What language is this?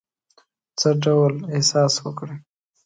Pashto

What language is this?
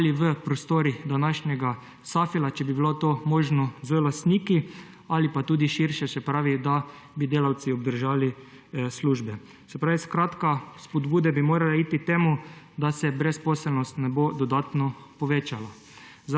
Slovenian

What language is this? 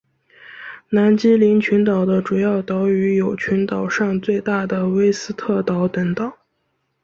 Chinese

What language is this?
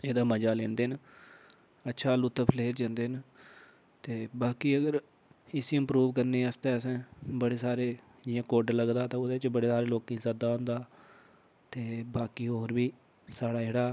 Dogri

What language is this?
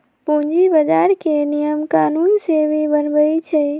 Magahi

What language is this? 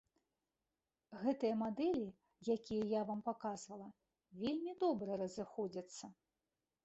Belarusian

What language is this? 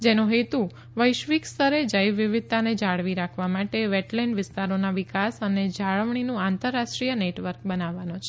Gujarati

